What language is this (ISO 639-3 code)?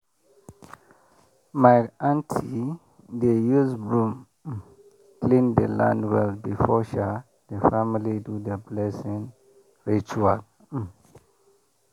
pcm